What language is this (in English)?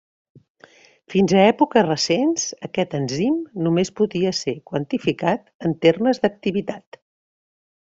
Catalan